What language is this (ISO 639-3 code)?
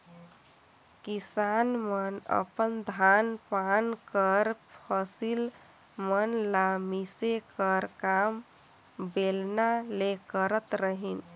hne